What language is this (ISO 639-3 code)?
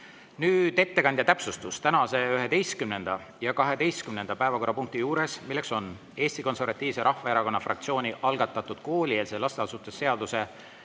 est